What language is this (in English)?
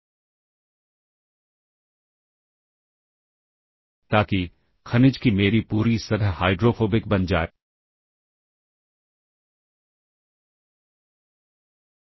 Hindi